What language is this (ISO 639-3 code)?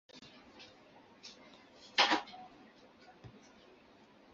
zho